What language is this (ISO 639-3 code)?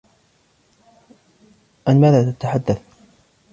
ara